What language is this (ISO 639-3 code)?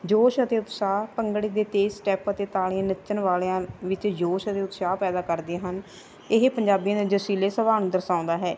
pan